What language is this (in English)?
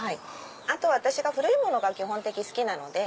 Japanese